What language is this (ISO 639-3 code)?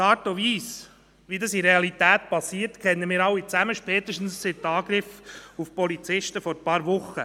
gsw